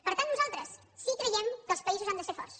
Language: Catalan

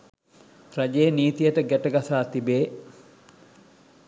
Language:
Sinhala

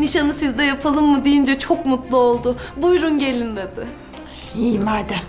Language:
Turkish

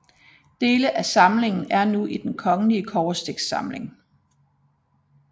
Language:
Danish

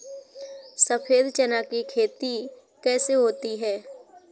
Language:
Hindi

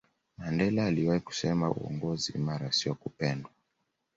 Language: Swahili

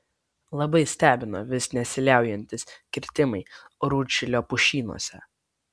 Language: Lithuanian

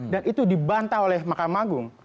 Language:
Indonesian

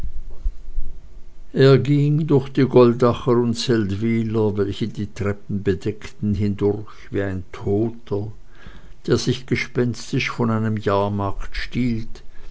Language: German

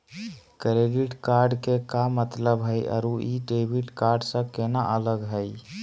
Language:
Magahi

